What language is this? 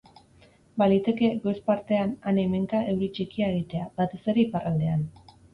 Basque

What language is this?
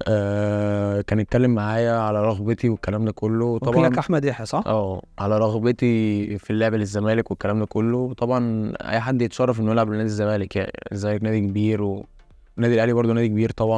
Arabic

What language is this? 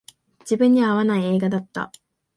Japanese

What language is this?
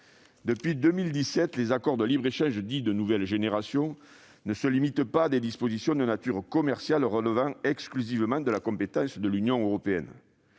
French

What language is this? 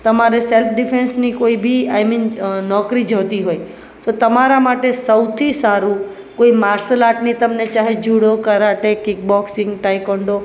Gujarati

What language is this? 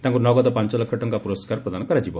Odia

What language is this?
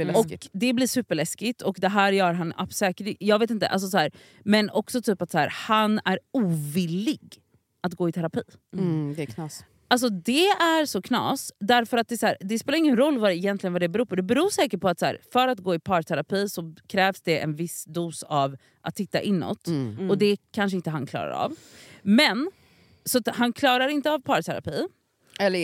Swedish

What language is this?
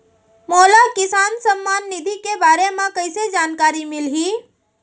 Chhattisgarhi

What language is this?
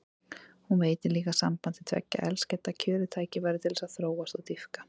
Icelandic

